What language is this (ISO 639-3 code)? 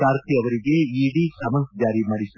kan